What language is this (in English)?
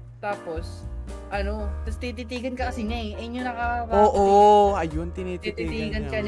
Filipino